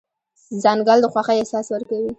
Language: Pashto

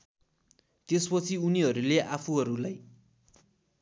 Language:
Nepali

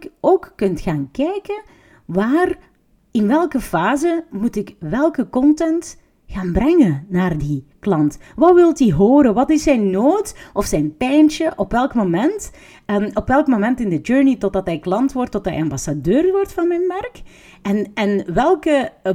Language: Dutch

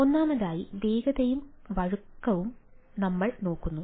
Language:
Malayalam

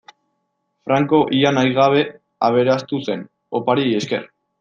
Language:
Basque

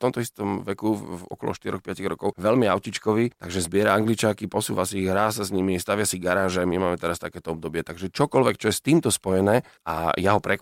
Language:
Slovak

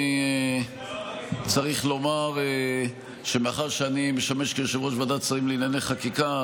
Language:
Hebrew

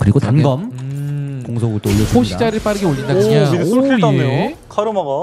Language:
Korean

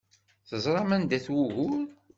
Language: Kabyle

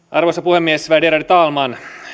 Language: Finnish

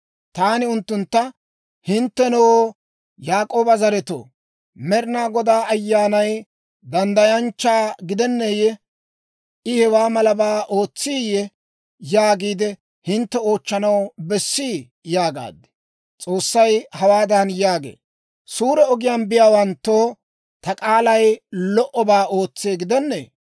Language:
Dawro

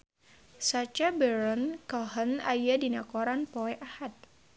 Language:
Sundanese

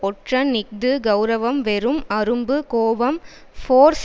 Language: Tamil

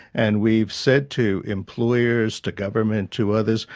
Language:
English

